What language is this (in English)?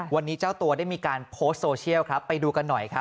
Thai